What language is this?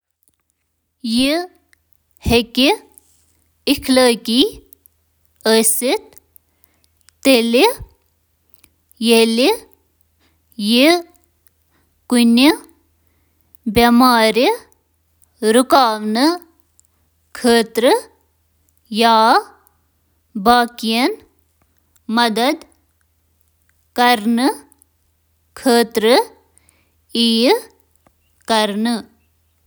Kashmiri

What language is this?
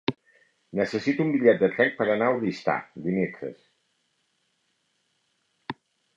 Catalan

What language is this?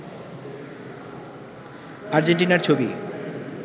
Bangla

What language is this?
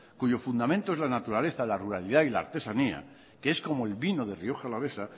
Spanish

